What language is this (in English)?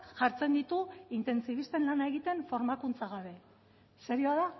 Basque